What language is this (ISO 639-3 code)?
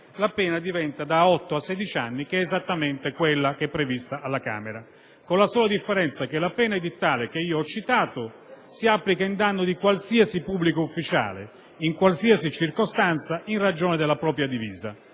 ita